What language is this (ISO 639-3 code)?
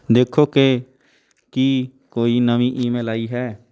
pan